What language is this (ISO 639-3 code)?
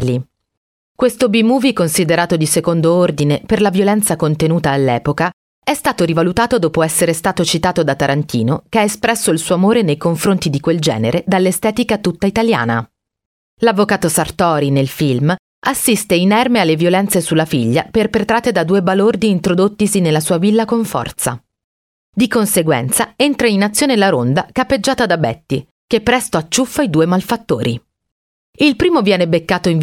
ita